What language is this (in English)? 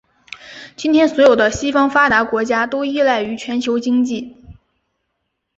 Chinese